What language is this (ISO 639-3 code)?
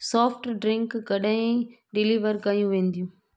snd